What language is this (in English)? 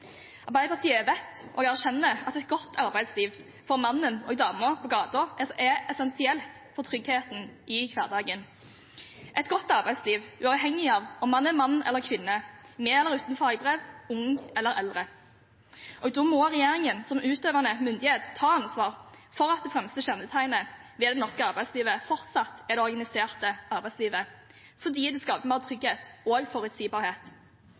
Norwegian Bokmål